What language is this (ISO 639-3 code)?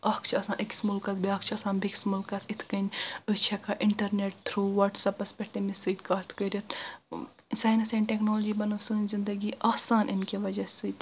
kas